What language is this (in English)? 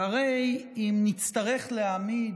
Hebrew